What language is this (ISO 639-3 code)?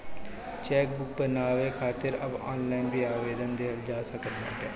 bho